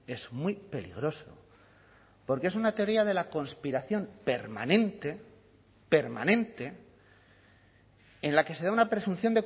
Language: Spanish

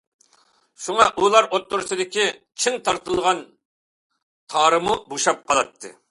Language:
Uyghur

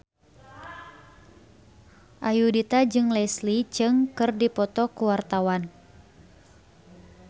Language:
Sundanese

